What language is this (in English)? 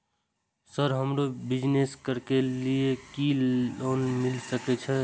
Maithili